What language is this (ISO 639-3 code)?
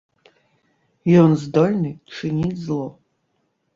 bel